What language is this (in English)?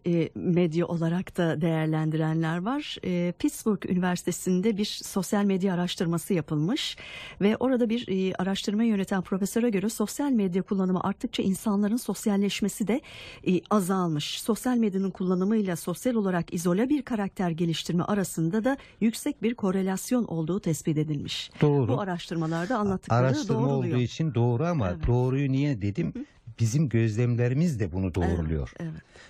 Turkish